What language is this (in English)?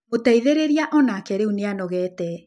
Kikuyu